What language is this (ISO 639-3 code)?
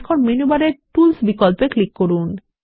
ben